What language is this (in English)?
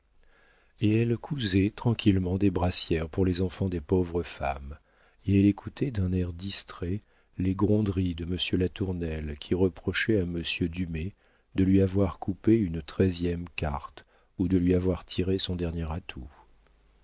French